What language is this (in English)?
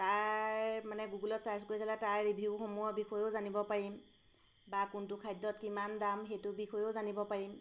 Assamese